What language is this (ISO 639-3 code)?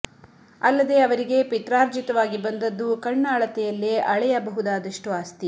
kan